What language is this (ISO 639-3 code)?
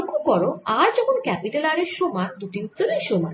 ben